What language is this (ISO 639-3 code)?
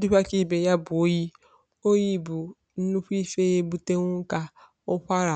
ibo